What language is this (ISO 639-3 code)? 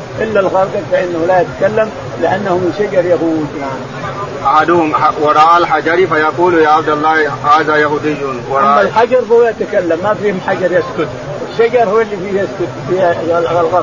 ara